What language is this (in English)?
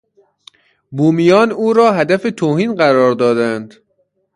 Persian